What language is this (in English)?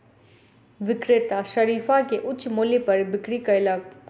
Maithili